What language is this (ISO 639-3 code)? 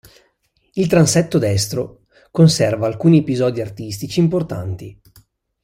ita